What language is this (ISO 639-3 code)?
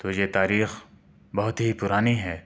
urd